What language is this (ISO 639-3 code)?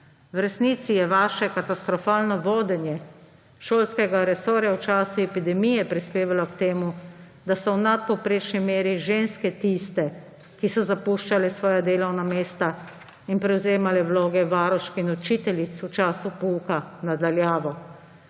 slv